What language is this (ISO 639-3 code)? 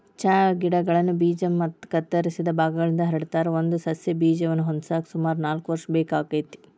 kan